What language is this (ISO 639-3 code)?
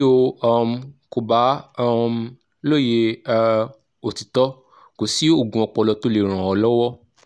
yor